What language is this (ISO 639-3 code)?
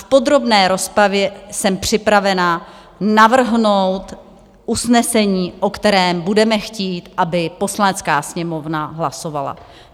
ces